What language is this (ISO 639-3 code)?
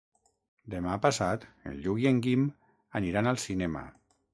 cat